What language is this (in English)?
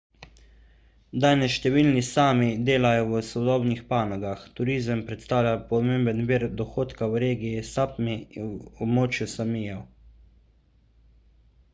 Slovenian